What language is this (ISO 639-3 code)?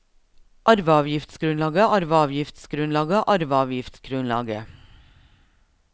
nor